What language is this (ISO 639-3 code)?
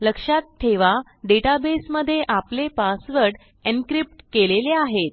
mar